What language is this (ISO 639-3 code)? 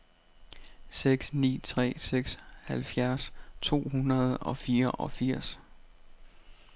dan